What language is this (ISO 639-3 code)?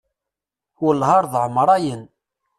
kab